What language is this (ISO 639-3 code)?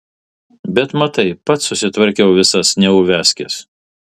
lit